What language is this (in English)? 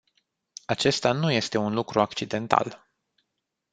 Romanian